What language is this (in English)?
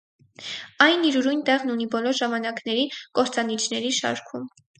Armenian